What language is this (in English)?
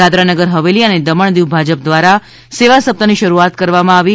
Gujarati